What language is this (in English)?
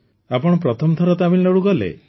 Odia